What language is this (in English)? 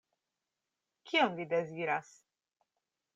Esperanto